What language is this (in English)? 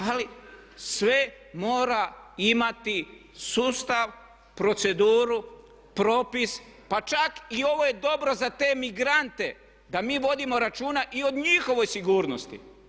Croatian